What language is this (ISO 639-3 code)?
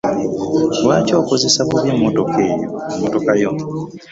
lug